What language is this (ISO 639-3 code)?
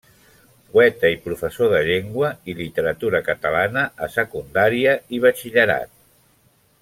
cat